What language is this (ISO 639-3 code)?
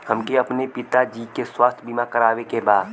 bho